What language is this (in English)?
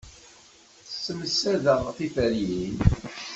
Kabyle